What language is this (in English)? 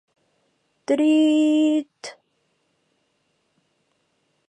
Mari